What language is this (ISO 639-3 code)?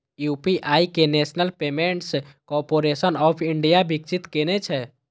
mai